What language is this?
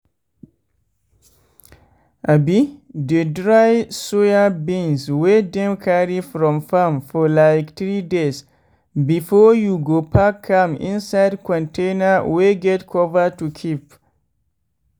Nigerian Pidgin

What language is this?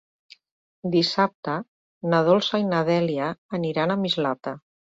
Catalan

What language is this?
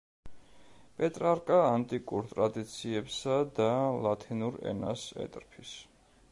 Georgian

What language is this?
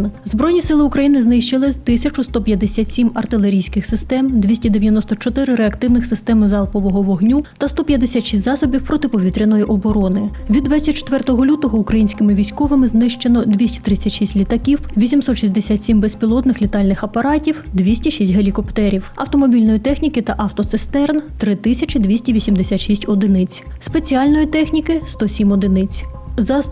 Ukrainian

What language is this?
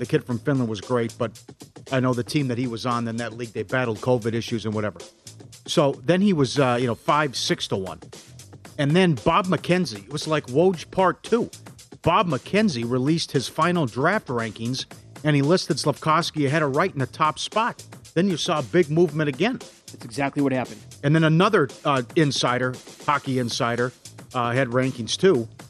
English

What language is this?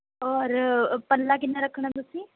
Punjabi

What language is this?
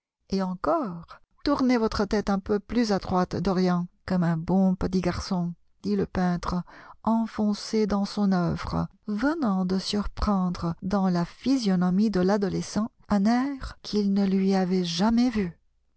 French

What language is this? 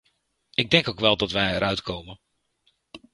Dutch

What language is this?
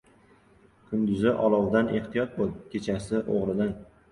Uzbek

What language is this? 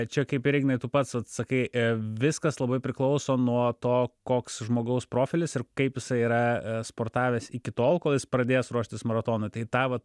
Lithuanian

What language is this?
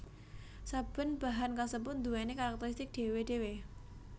Javanese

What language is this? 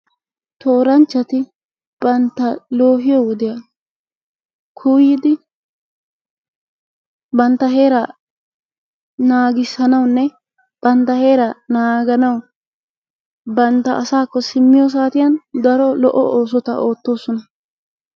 Wolaytta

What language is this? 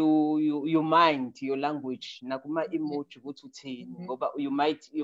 English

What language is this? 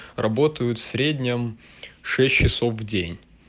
Russian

